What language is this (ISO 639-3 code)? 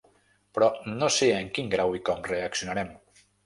cat